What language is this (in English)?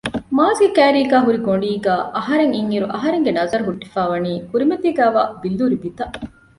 Divehi